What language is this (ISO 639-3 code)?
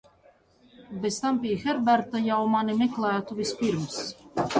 lav